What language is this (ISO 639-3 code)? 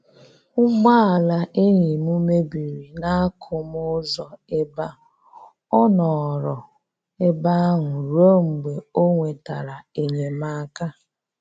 ibo